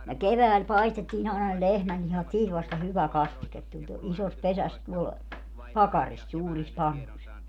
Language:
Finnish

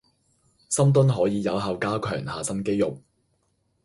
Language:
Cantonese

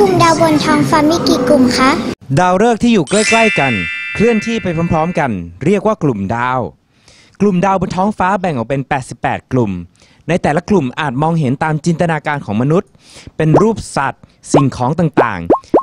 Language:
Thai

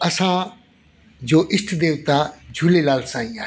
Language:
Sindhi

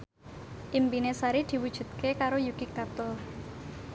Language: Javanese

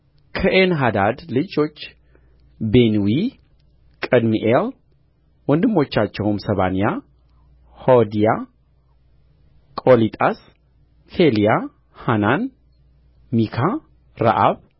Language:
Amharic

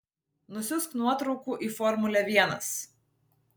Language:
Lithuanian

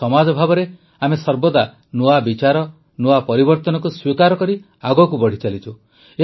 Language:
Odia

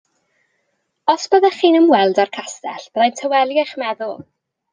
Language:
Welsh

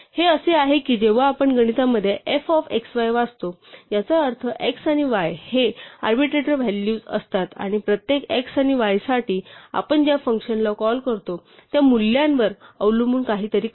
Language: Marathi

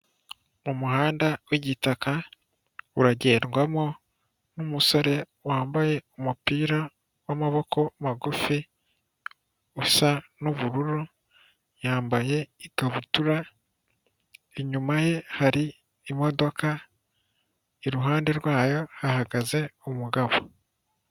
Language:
Kinyarwanda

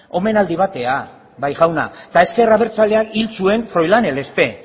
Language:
Basque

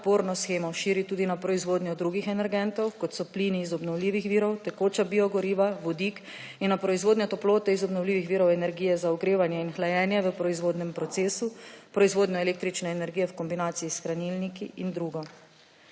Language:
Slovenian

